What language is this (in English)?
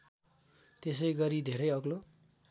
Nepali